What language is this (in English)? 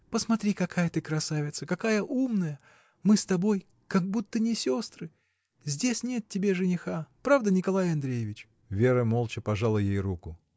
Russian